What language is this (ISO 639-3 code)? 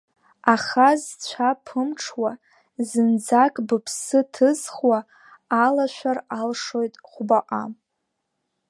abk